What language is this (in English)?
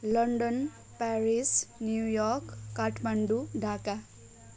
Nepali